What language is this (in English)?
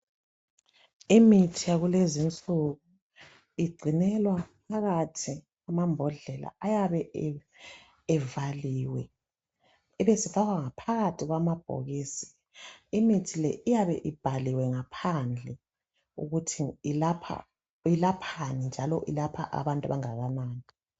North Ndebele